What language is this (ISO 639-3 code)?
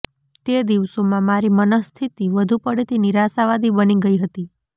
guj